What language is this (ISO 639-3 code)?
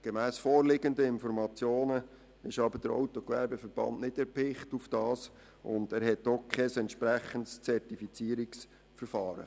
gsw